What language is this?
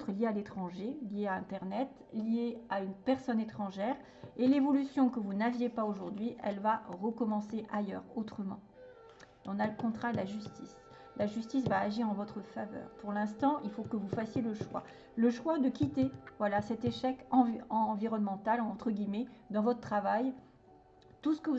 French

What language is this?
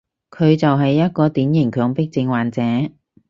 Cantonese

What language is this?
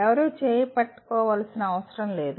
Telugu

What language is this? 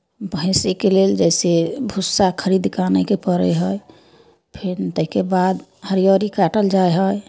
Maithili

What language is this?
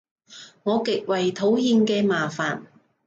Cantonese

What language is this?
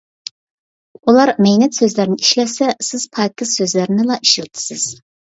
Uyghur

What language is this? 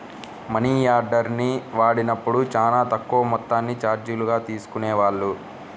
Telugu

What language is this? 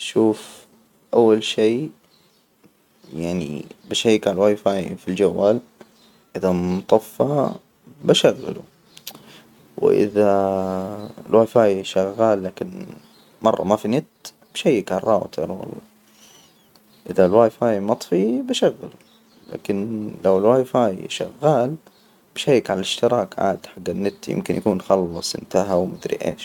Hijazi Arabic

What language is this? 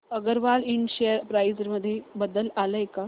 Marathi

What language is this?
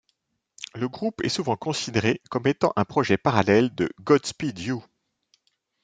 French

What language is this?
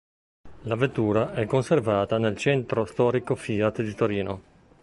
Italian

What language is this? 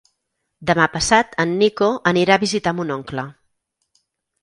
Catalan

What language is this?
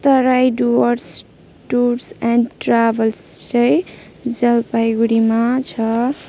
Nepali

